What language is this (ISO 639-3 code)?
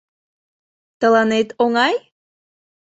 chm